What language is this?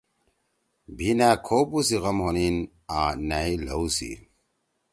Torwali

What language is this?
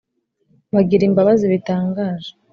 Kinyarwanda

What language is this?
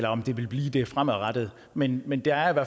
Danish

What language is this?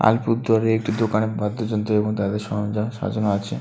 Bangla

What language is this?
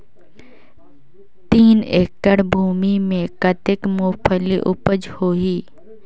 Chhattisgarhi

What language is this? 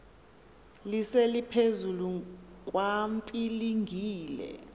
Xhosa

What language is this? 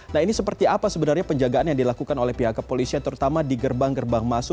Indonesian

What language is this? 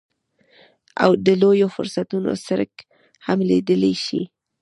Pashto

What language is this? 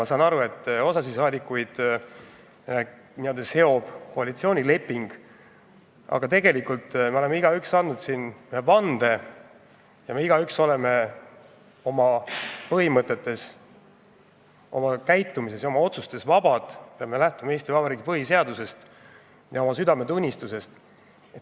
Estonian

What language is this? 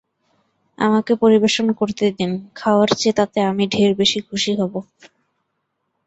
Bangla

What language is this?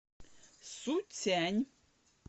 Russian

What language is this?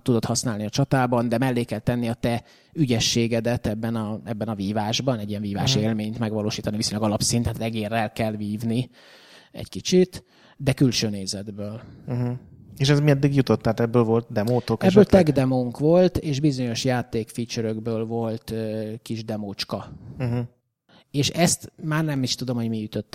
Hungarian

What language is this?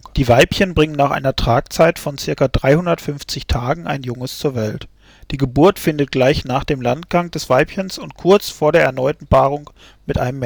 German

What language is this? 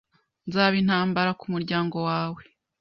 Kinyarwanda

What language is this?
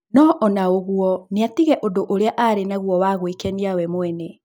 Kikuyu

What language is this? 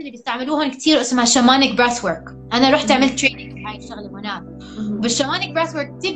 Arabic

